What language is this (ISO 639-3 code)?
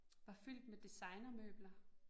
dan